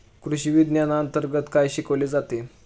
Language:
Marathi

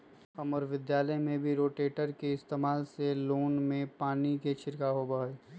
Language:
Magahi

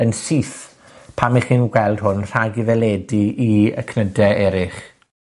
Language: Welsh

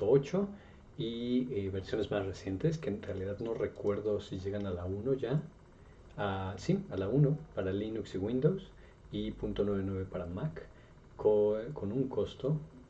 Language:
Spanish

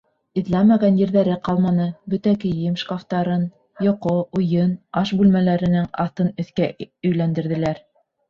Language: Bashkir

